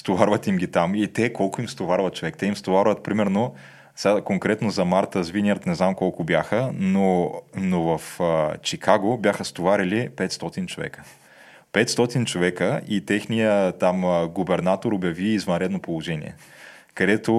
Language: Bulgarian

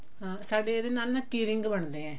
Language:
Punjabi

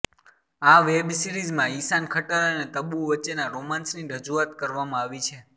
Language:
Gujarati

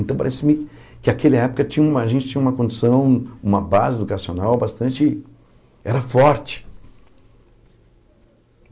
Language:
Portuguese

